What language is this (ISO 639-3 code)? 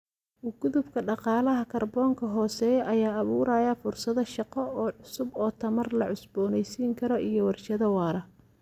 som